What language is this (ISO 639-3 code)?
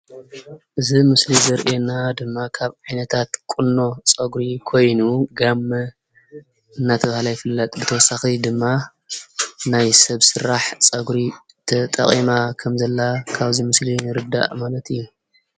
tir